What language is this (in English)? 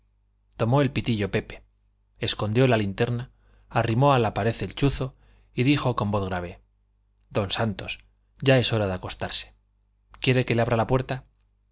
Spanish